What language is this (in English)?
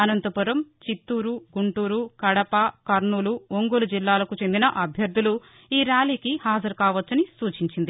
Telugu